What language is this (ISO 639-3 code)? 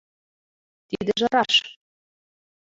chm